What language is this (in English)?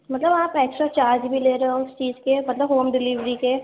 Urdu